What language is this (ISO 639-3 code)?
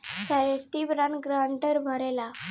bho